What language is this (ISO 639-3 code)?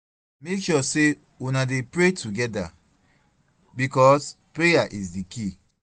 pcm